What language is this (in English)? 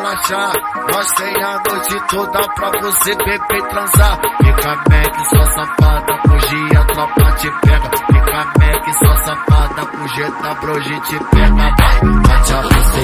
Romanian